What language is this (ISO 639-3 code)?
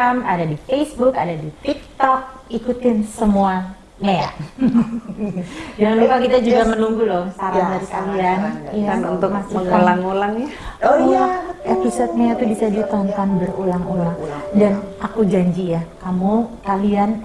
ind